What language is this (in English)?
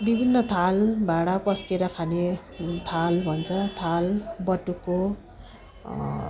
Nepali